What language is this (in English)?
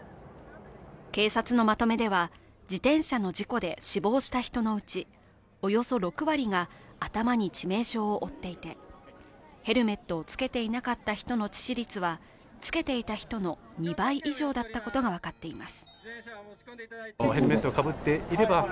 Japanese